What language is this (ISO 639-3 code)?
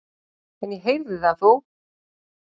isl